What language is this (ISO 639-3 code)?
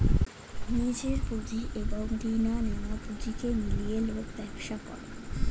ben